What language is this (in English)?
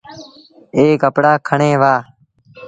Sindhi Bhil